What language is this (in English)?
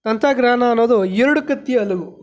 Kannada